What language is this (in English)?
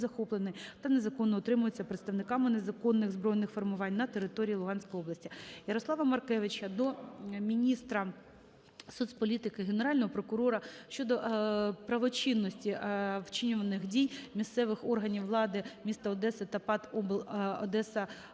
Ukrainian